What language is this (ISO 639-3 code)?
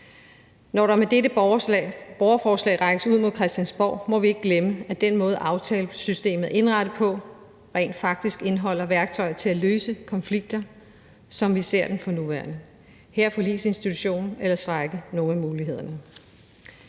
dan